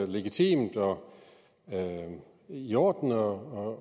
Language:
Danish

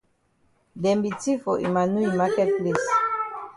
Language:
Cameroon Pidgin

